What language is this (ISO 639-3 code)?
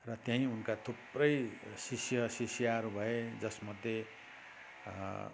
nep